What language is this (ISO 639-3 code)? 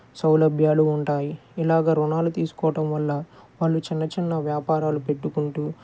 tel